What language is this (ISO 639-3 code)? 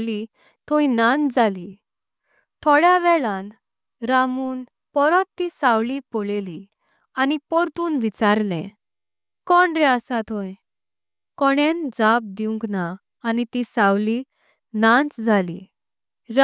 kok